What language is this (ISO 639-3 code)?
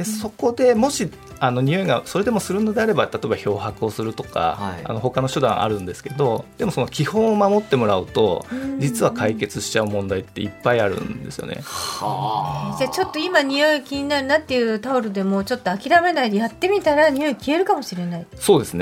jpn